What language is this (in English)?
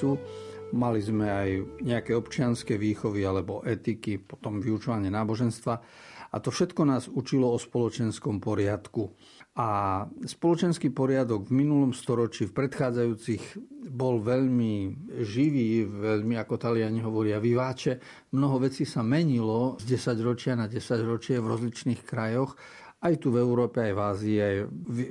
Slovak